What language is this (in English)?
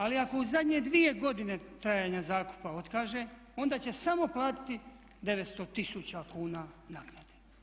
Croatian